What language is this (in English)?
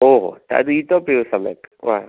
Sanskrit